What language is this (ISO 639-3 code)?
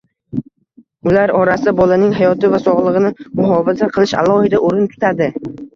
uzb